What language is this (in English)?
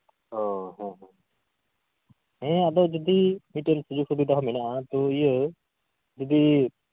Santali